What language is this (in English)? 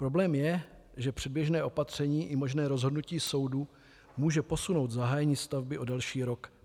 Czech